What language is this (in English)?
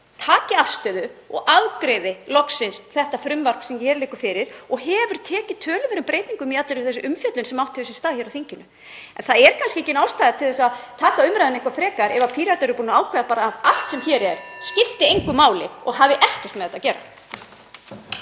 Icelandic